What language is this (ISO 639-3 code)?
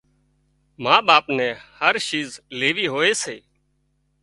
kxp